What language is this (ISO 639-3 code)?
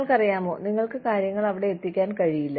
mal